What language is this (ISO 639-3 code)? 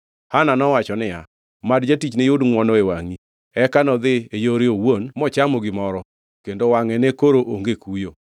luo